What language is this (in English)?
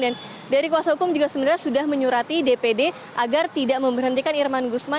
Indonesian